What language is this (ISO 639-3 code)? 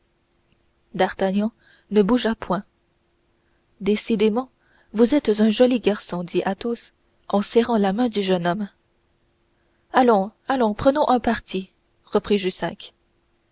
fra